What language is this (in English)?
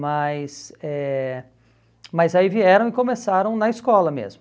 Portuguese